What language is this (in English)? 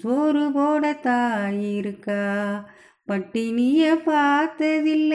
Tamil